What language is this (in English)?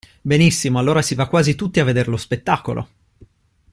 Italian